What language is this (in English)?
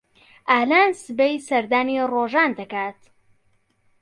Central Kurdish